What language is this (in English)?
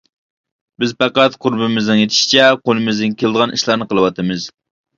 Uyghur